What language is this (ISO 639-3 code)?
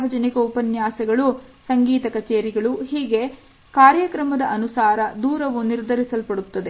kan